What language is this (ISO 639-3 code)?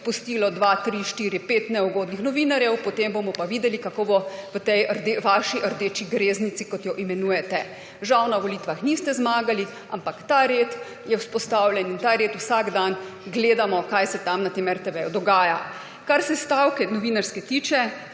slv